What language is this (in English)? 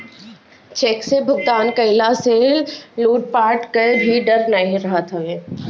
Bhojpuri